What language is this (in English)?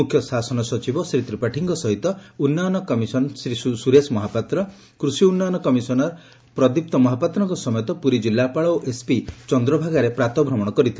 Odia